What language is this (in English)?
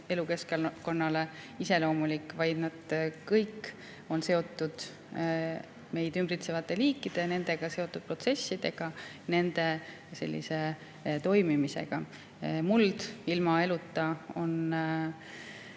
Estonian